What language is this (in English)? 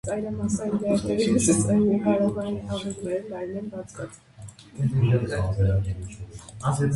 Armenian